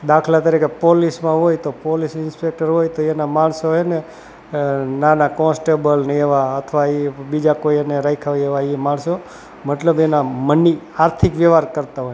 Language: Gujarati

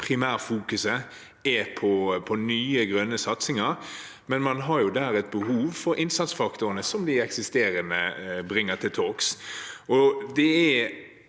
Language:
Norwegian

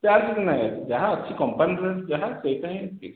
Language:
Odia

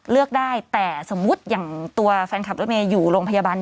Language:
Thai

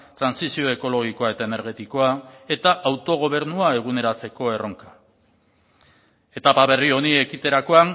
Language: Basque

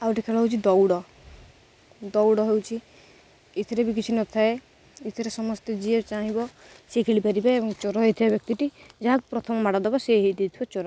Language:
Odia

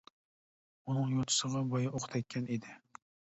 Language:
Uyghur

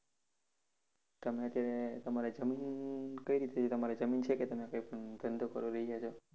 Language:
Gujarati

